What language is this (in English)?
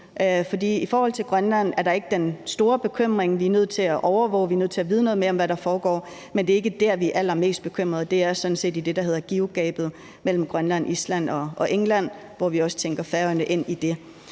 Danish